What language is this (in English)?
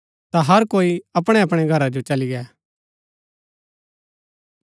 Gaddi